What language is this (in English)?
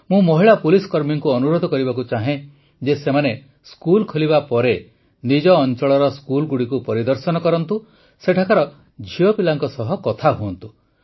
Odia